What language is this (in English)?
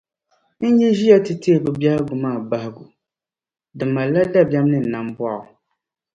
Dagbani